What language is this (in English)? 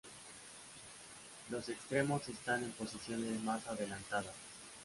Spanish